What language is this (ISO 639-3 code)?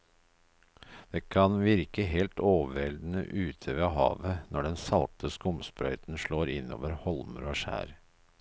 nor